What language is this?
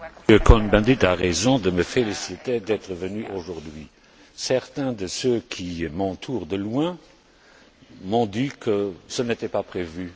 French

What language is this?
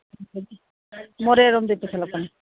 Manipuri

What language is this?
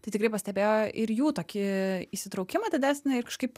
Lithuanian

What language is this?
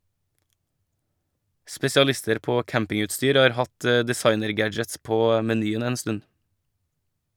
Norwegian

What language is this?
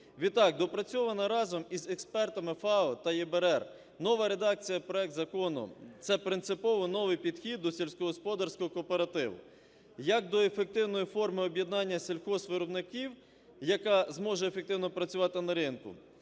Ukrainian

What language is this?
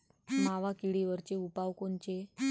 Marathi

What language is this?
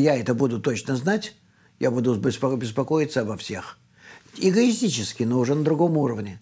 Russian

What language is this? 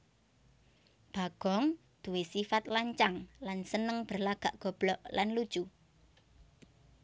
Javanese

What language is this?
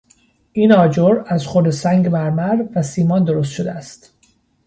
Persian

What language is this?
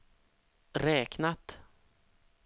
Swedish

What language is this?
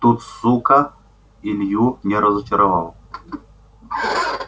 Russian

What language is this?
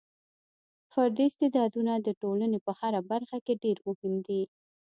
Pashto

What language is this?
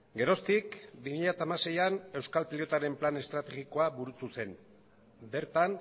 Basque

